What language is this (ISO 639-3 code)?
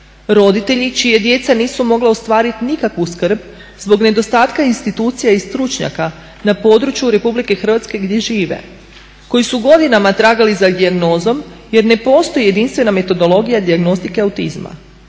hrv